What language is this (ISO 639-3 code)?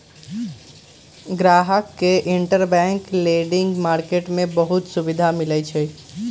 mag